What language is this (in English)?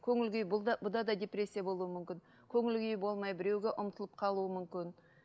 Kazakh